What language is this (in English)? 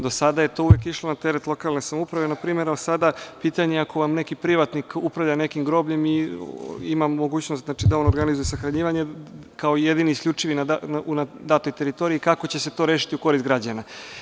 Serbian